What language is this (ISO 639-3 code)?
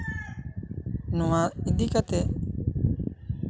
sat